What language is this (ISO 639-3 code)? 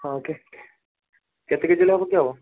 ori